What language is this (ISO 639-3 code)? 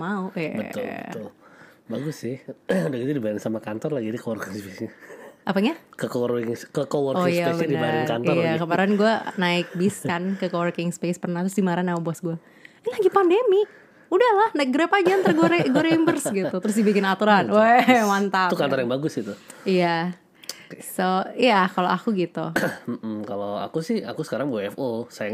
ind